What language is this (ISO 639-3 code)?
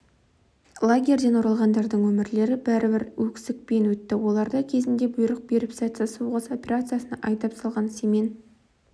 kaz